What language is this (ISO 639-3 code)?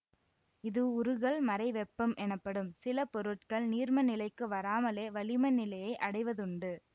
tam